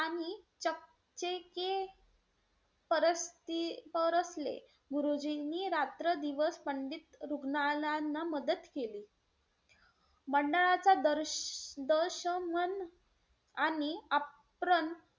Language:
Marathi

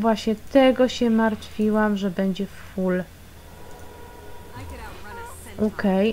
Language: Polish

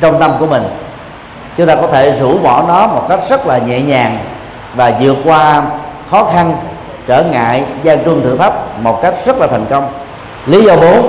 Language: Vietnamese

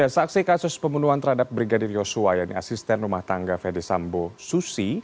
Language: Indonesian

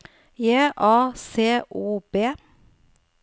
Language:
Norwegian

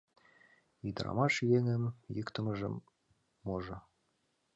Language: Mari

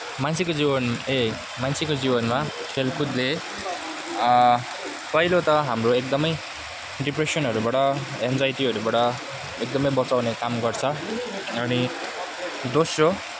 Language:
Nepali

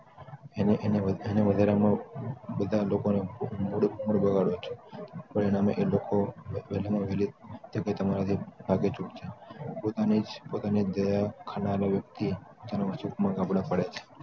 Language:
Gujarati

